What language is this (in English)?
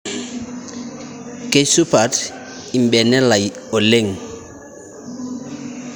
Masai